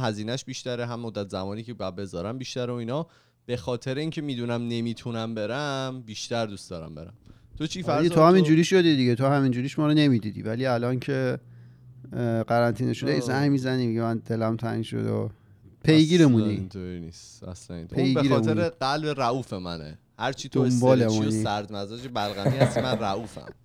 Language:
Persian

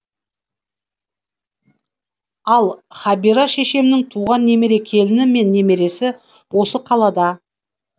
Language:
Kazakh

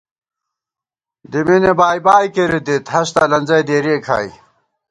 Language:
Gawar-Bati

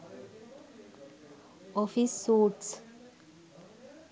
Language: Sinhala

